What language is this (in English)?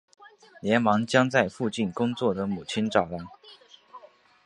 Chinese